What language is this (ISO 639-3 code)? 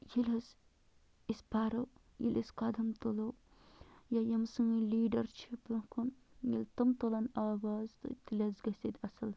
kas